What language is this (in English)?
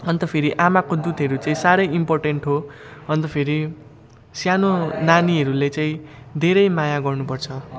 Nepali